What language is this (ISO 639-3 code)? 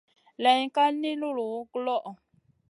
mcn